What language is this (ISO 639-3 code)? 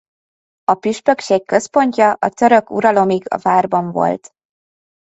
hun